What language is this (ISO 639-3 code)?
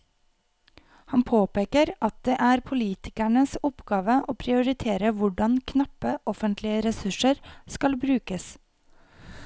nor